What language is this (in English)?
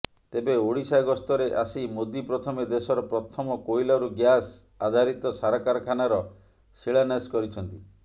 Odia